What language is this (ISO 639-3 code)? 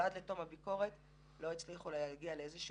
heb